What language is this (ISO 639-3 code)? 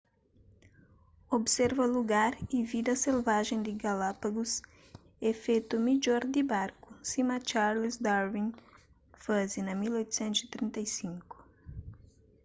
kea